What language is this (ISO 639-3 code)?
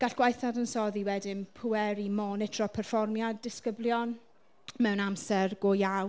cym